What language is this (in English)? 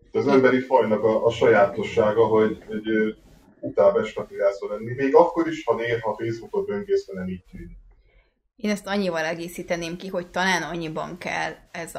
Hungarian